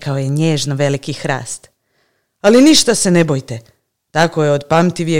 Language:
Croatian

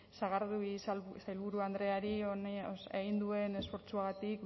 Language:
Basque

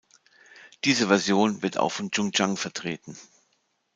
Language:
German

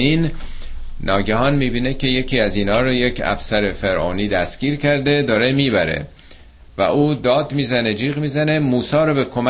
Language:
Persian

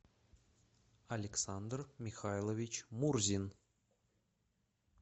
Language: Russian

